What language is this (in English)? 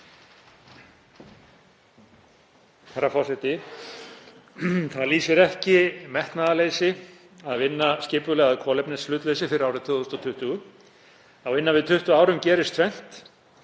Icelandic